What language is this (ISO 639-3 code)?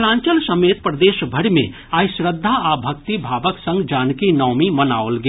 mai